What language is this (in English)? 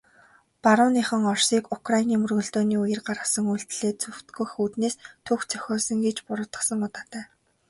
Mongolian